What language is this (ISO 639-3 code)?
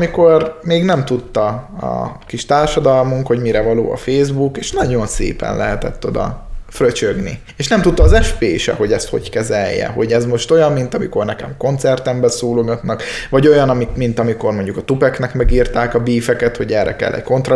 hun